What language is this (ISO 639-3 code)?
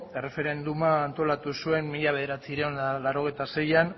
eus